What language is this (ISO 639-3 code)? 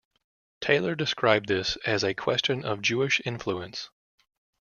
eng